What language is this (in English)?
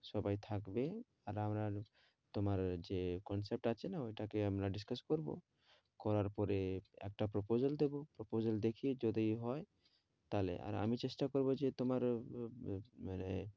Bangla